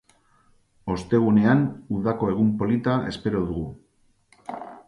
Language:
Basque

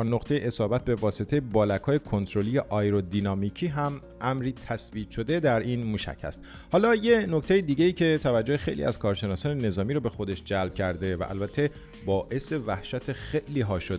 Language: Persian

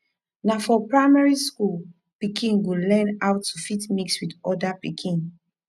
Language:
Nigerian Pidgin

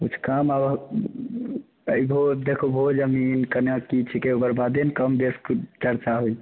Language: Maithili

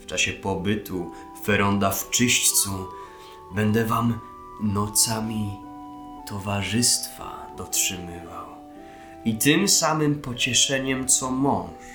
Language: Polish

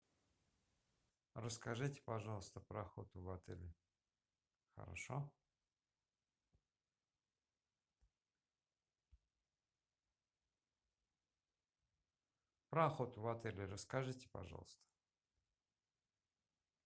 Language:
Russian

